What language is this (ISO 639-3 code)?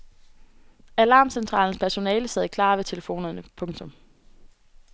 dan